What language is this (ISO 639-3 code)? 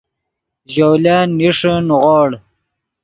ydg